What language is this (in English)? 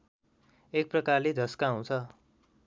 Nepali